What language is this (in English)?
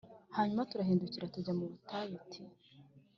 Kinyarwanda